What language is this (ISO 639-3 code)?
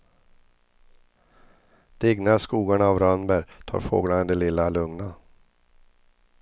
swe